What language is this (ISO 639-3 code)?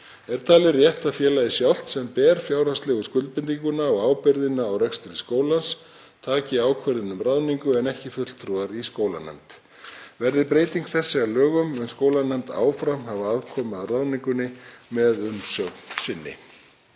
isl